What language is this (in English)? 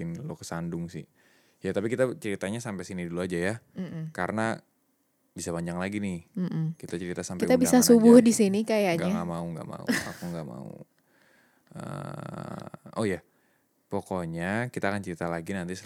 Indonesian